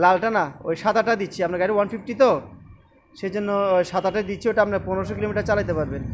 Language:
Hindi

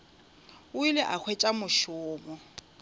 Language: Northern Sotho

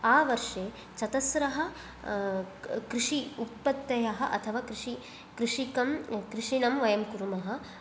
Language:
Sanskrit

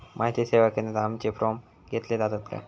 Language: Marathi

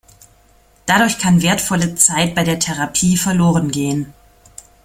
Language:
German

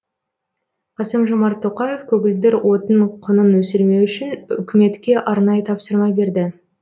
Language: Kazakh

